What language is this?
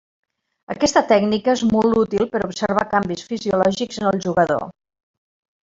Catalan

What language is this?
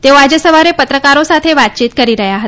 Gujarati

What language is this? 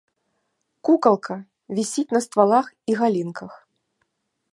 Belarusian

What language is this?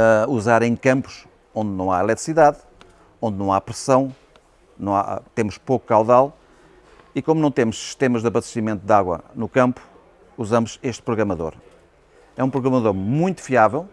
Portuguese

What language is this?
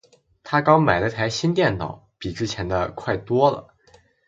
Chinese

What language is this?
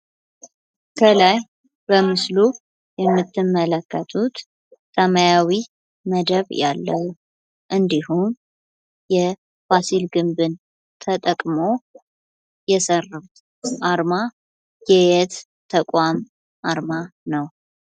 Amharic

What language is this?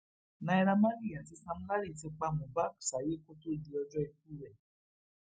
Yoruba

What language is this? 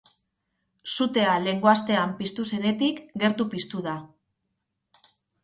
Basque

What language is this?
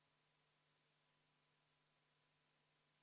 Estonian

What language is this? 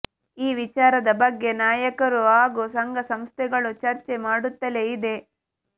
Kannada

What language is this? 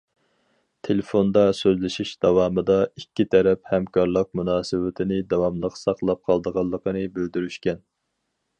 Uyghur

